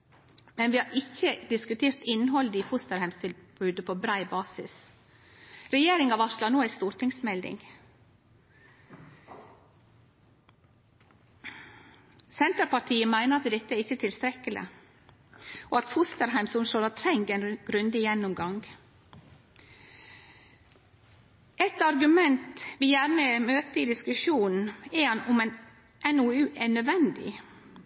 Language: Norwegian Nynorsk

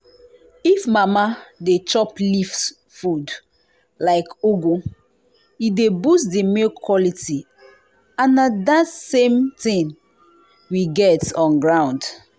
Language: Nigerian Pidgin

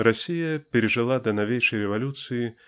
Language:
Russian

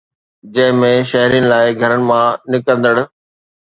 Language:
Sindhi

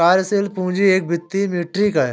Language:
Hindi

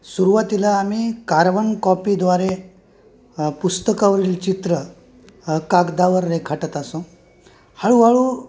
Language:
Marathi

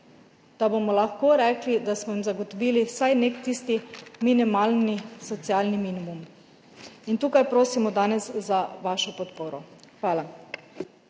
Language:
Slovenian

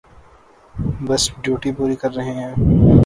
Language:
Urdu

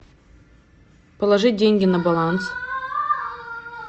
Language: Russian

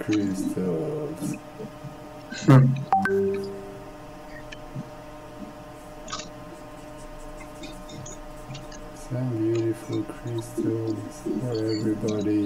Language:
English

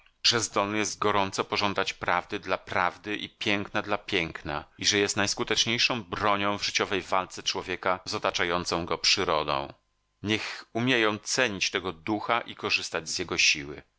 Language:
Polish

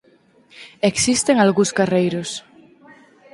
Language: Galician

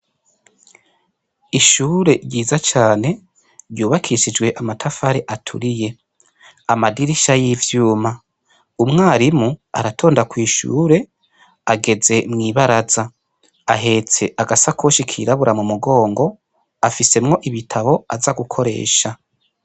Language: Rundi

